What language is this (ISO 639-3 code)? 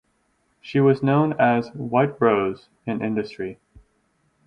eng